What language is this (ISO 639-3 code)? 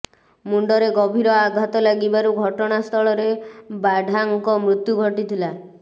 ori